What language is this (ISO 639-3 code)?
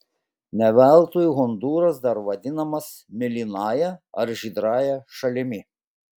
lit